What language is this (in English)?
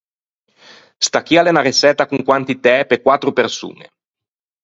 Ligurian